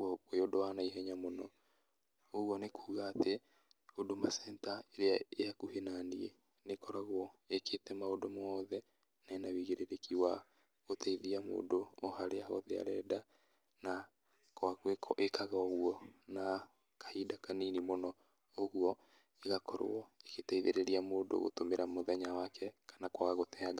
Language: Kikuyu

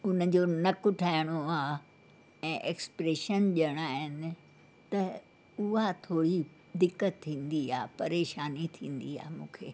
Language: Sindhi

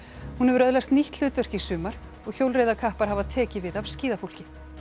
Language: Icelandic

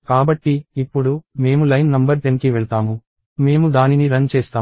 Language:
Telugu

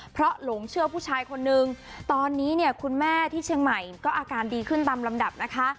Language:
Thai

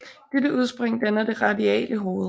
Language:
Danish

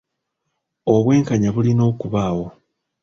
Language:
Ganda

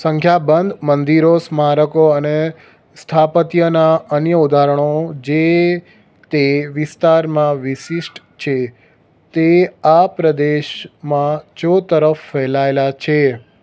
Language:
Gujarati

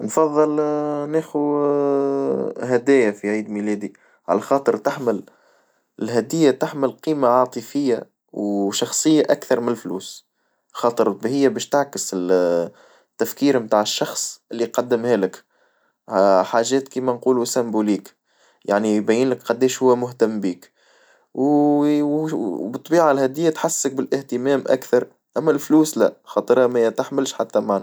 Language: Tunisian Arabic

